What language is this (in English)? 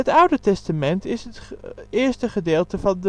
Dutch